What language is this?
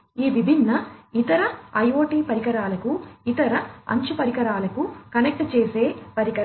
Telugu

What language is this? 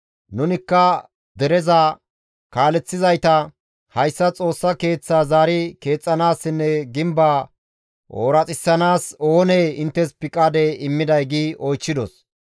Gamo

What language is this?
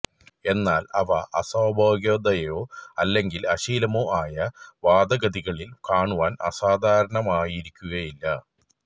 Malayalam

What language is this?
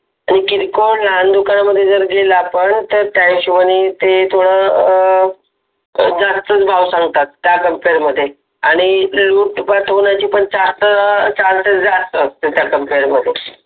Marathi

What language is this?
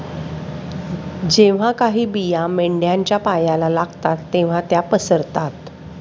Marathi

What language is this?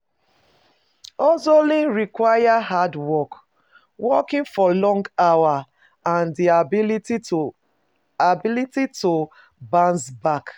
Nigerian Pidgin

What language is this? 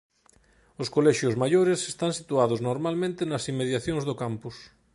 Galician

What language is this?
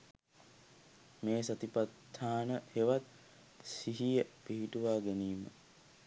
Sinhala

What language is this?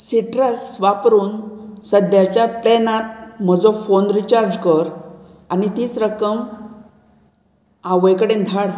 Konkani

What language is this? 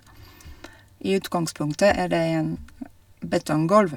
Norwegian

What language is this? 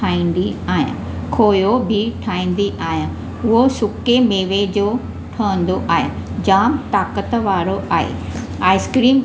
Sindhi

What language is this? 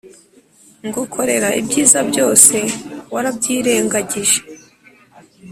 Kinyarwanda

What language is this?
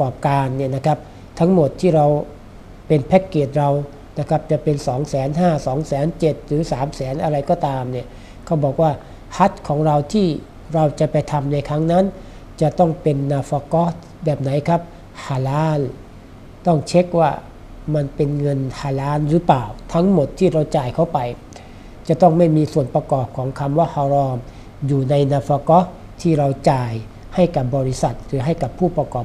Thai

